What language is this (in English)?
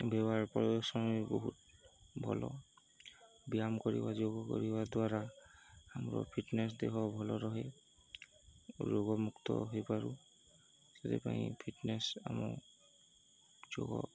Odia